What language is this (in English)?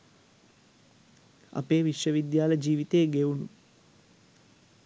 Sinhala